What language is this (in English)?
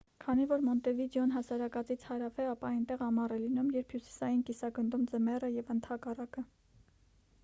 Armenian